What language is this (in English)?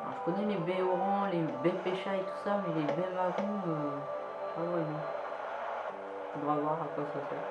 French